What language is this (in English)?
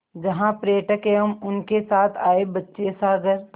Hindi